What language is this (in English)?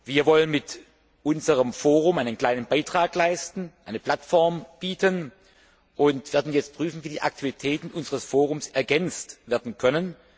German